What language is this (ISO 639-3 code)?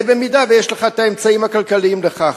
heb